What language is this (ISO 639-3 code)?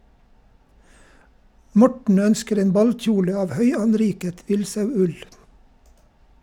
nor